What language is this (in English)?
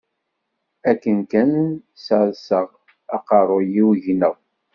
Kabyle